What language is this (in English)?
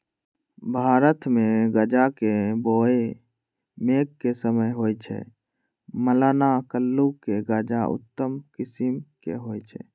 Magahi